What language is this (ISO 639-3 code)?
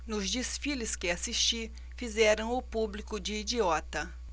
por